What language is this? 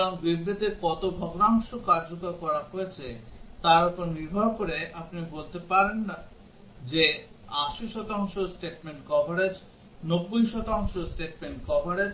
Bangla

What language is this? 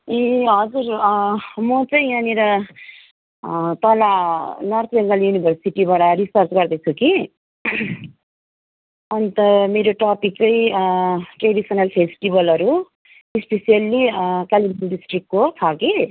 Nepali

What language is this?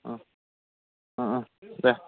Bodo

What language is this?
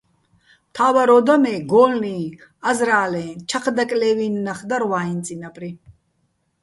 Bats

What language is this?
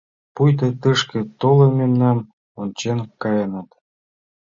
Mari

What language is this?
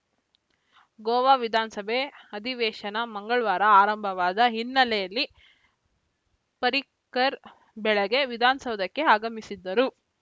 Kannada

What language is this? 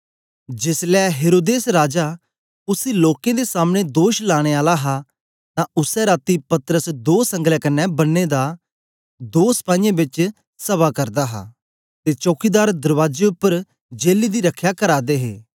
Dogri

